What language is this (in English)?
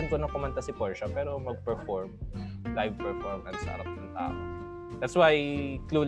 Filipino